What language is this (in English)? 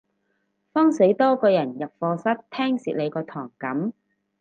Cantonese